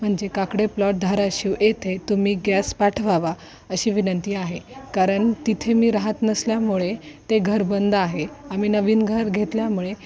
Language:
Marathi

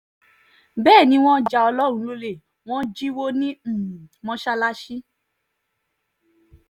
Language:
Yoruba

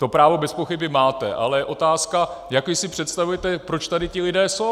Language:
Czech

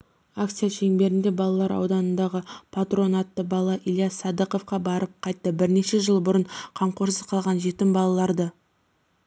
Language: Kazakh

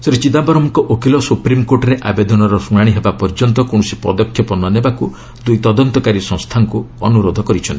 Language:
Odia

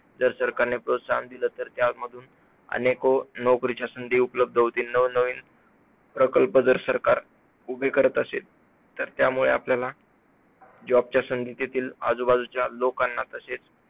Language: Marathi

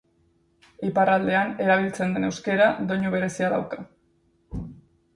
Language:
Basque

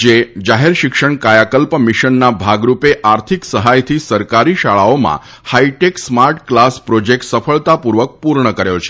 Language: Gujarati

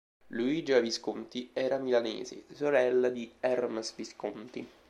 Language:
Italian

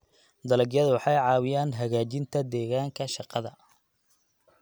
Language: Somali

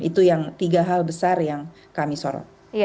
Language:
Indonesian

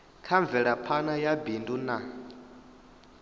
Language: Venda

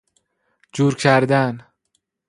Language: Persian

